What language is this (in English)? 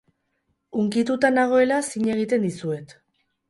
Basque